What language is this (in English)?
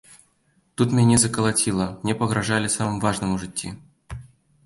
Belarusian